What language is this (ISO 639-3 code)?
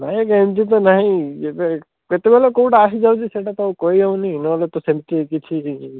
ori